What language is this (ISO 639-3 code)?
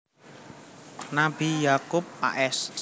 jav